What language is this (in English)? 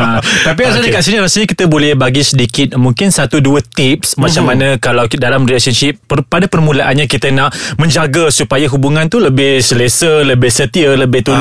Malay